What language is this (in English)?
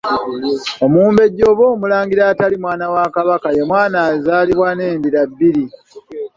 Ganda